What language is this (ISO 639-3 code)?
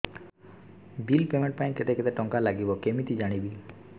ori